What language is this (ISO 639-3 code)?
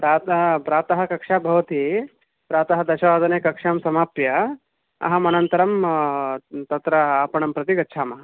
san